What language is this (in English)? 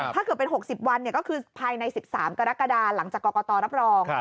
Thai